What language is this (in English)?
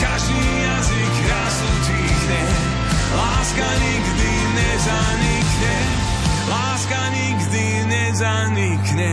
Slovak